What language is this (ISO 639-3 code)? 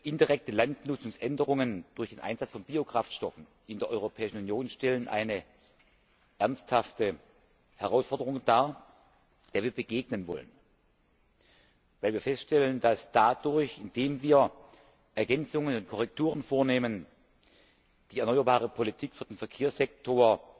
deu